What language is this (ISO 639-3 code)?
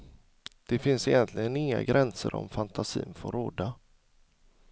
swe